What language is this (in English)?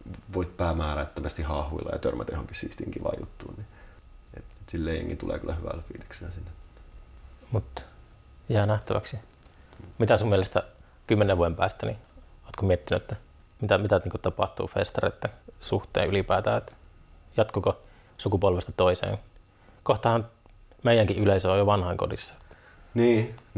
Finnish